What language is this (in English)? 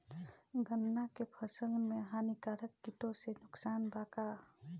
Bhojpuri